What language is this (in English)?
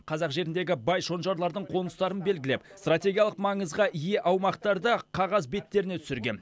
Kazakh